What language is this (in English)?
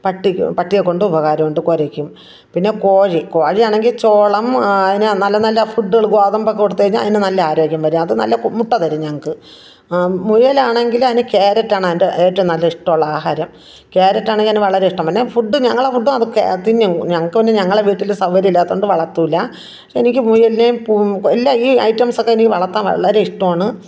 Malayalam